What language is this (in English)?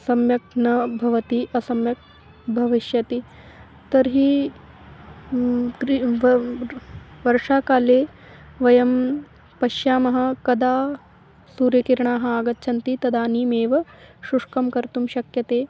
Sanskrit